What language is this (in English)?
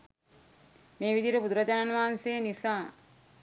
Sinhala